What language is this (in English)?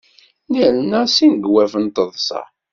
Kabyle